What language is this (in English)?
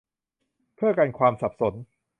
Thai